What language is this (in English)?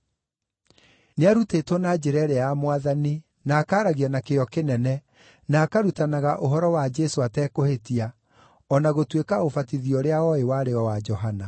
Kikuyu